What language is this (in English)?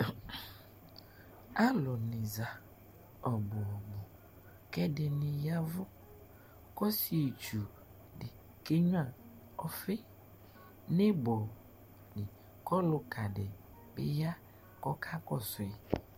Ikposo